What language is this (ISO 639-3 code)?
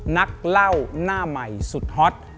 tha